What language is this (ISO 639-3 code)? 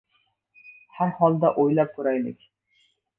uzb